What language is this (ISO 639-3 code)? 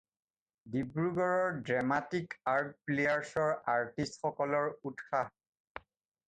asm